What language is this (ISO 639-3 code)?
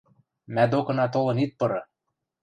mrj